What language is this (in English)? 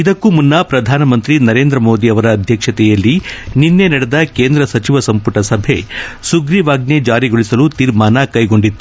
Kannada